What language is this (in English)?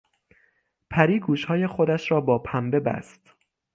Persian